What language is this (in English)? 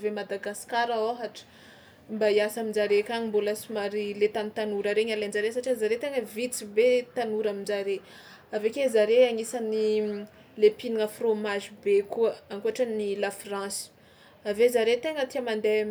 Tsimihety Malagasy